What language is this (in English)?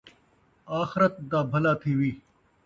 Saraiki